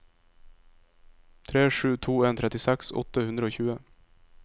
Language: Norwegian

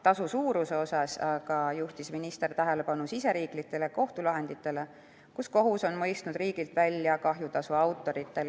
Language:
Estonian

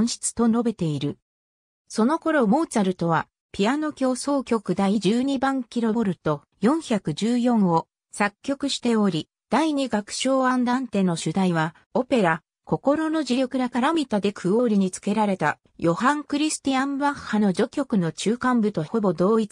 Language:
Japanese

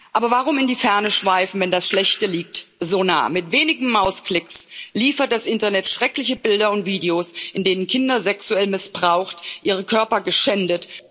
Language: German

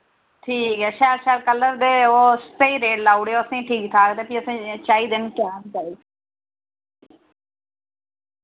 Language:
Dogri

